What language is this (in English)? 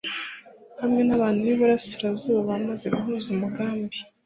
Kinyarwanda